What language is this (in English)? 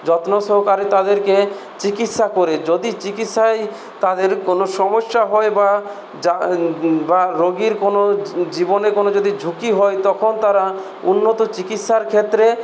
Bangla